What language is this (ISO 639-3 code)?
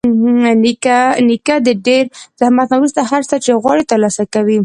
pus